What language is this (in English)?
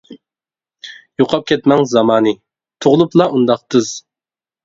Uyghur